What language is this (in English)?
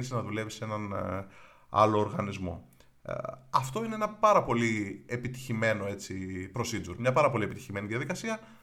Greek